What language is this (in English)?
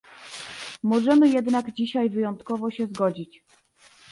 Polish